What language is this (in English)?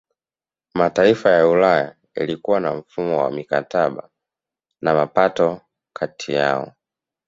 Swahili